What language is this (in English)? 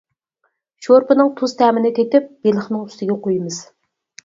Uyghur